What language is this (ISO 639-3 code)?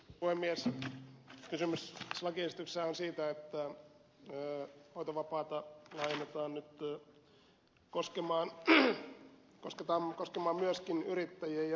fin